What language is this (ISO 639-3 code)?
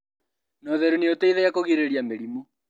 kik